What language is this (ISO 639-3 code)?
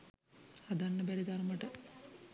sin